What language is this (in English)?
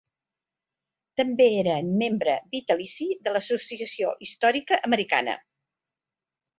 Catalan